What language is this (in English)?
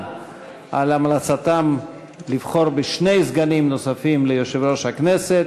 Hebrew